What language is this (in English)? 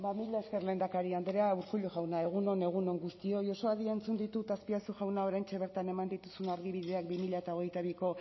Basque